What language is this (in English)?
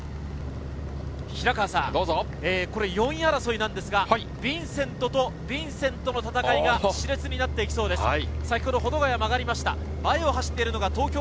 Japanese